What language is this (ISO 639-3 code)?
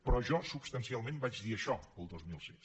cat